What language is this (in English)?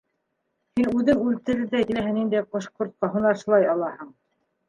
Bashkir